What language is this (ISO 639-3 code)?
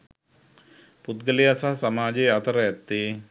sin